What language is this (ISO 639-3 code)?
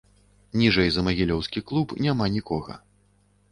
bel